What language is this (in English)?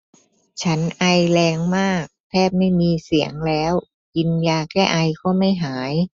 Thai